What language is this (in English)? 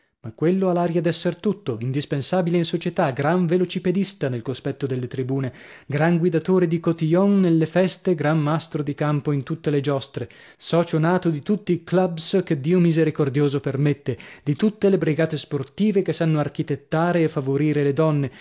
Italian